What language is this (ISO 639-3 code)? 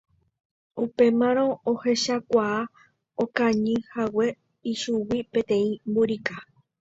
grn